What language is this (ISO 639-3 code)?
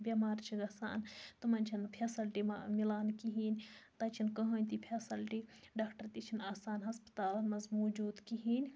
kas